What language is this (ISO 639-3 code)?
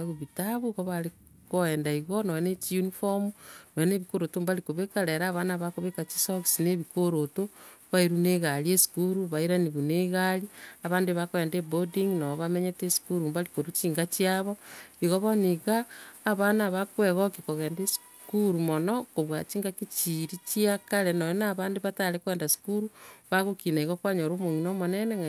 guz